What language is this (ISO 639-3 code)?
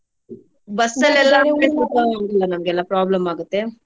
kan